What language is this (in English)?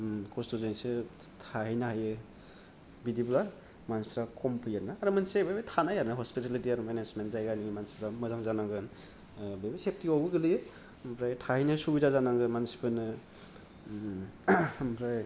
Bodo